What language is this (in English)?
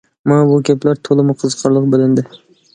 Uyghur